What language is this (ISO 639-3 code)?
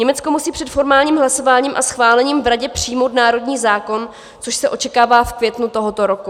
ces